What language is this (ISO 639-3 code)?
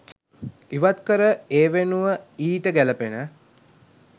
sin